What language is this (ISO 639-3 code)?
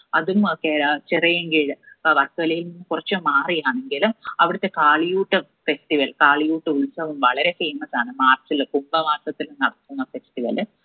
mal